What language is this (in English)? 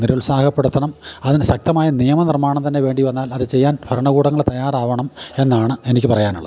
Malayalam